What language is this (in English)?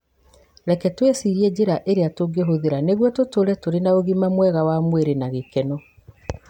Kikuyu